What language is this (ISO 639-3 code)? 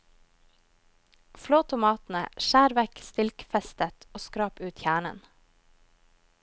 nor